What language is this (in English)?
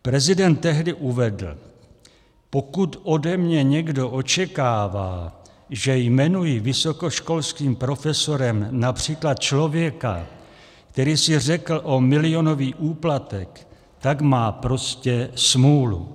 Czech